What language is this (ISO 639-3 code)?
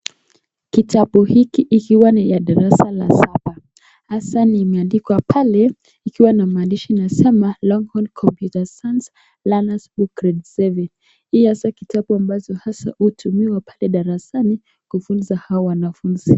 swa